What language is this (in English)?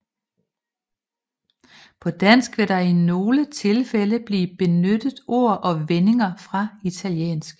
Danish